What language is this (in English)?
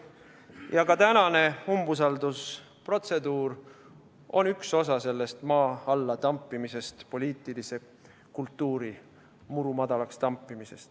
Estonian